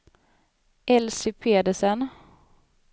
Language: Swedish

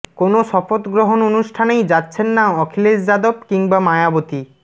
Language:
Bangla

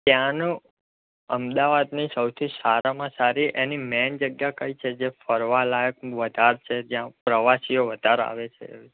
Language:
Gujarati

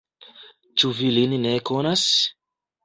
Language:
Esperanto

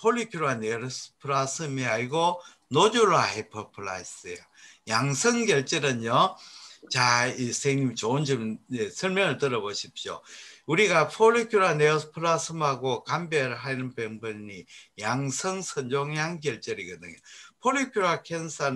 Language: Korean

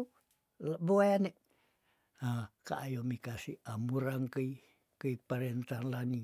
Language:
Tondano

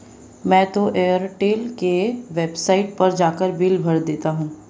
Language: Hindi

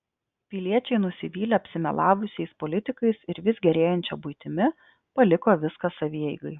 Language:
Lithuanian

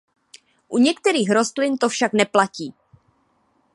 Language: Czech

